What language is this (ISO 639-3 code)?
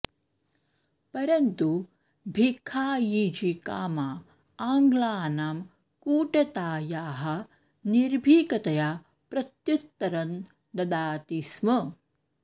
san